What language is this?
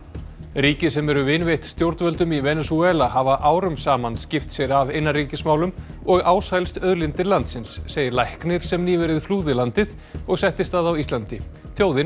Icelandic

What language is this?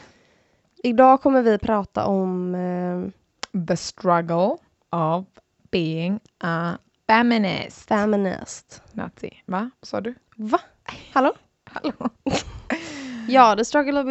Swedish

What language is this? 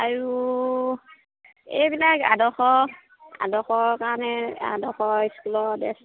Assamese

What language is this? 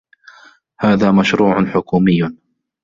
Arabic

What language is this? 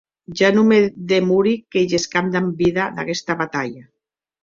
Occitan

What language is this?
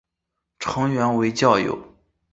Chinese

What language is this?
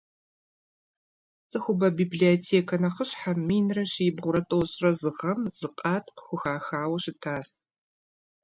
Kabardian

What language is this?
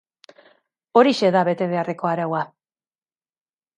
Basque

